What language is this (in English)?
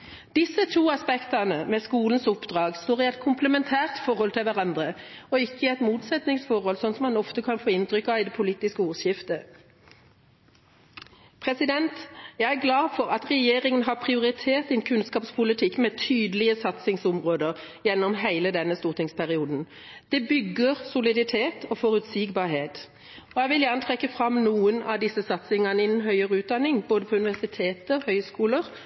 Norwegian Bokmål